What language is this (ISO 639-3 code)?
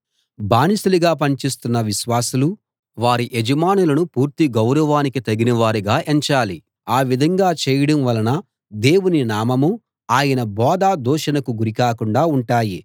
tel